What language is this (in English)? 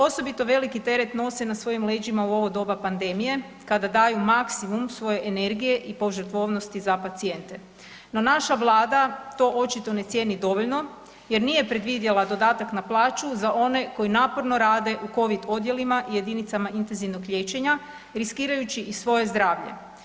Croatian